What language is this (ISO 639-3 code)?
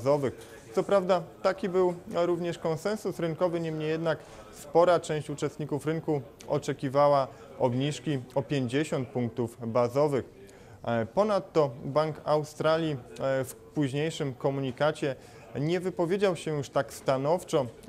pol